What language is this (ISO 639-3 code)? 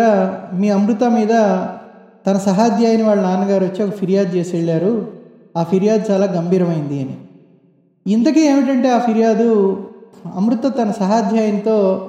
tel